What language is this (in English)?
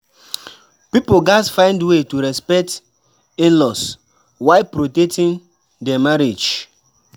Nigerian Pidgin